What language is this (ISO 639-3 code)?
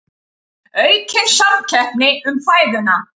isl